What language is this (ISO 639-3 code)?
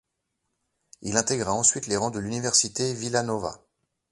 fra